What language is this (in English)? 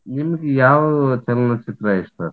Kannada